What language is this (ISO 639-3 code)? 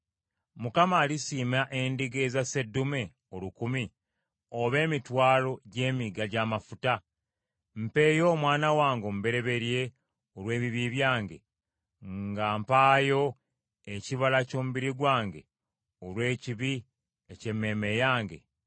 lug